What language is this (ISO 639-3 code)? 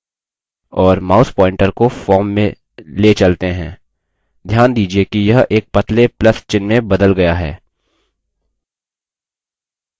hin